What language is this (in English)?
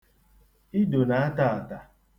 Igbo